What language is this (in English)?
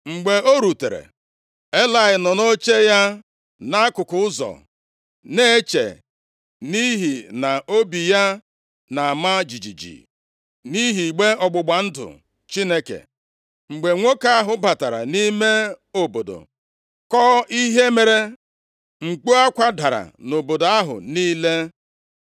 Igbo